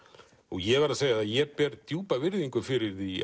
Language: Icelandic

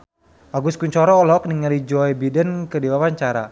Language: Sundanese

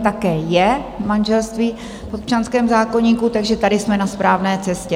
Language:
Czech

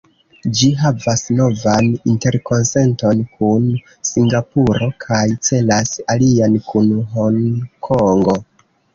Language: Esperanto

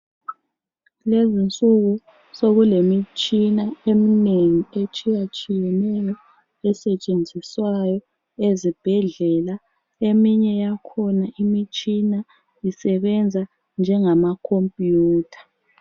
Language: North Ndebele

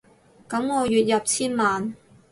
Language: Cantonese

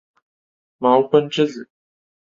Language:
Chinese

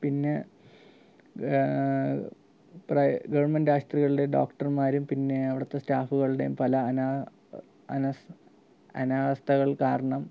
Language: Malayalam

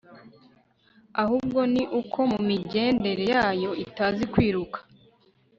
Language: Kinyarwanda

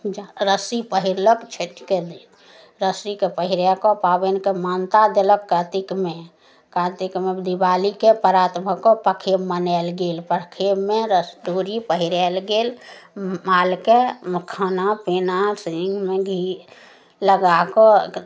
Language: Maithili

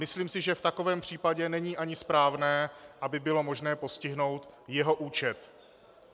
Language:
Czech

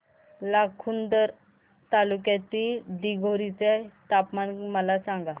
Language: Marathi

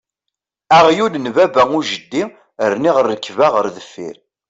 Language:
Kabyle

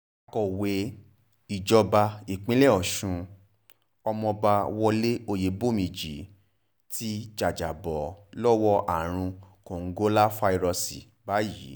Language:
Yoruba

